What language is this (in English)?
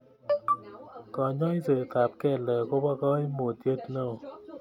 Kalenjin